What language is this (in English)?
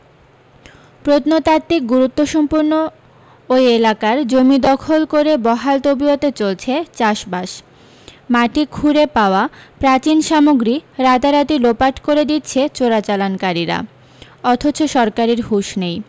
Bangla